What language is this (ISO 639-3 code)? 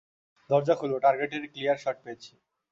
ben